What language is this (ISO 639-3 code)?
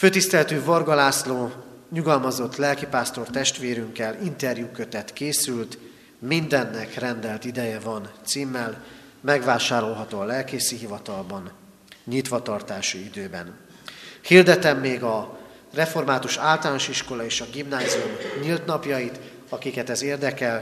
hun